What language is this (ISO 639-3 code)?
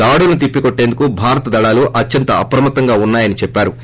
tel